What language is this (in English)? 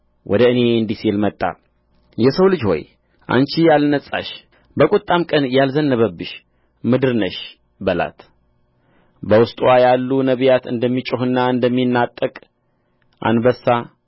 Amharic